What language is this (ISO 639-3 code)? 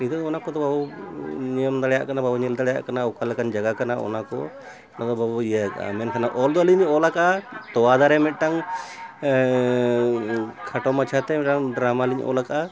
sat